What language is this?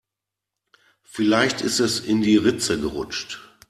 German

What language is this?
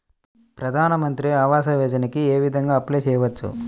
Telugu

